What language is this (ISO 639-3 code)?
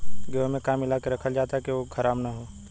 bho